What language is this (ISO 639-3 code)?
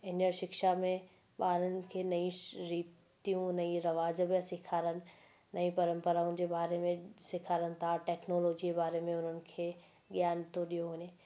snd